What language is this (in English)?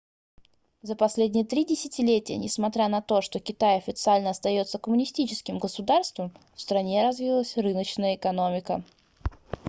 Russian